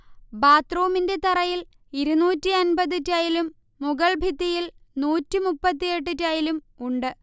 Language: Malayalam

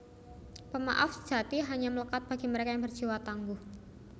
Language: Javanese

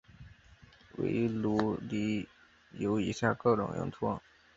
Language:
Chinese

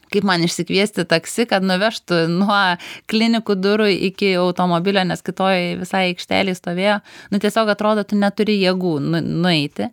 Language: Lithuanian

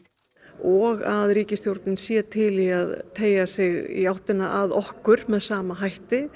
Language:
Icelandic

